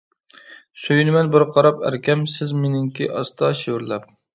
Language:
Uyghur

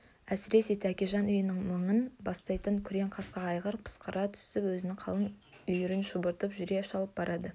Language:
Kazakh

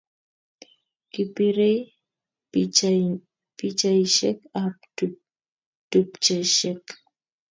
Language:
Kalenjin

